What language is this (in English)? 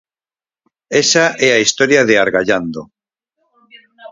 Galician